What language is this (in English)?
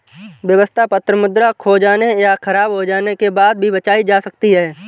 Hindi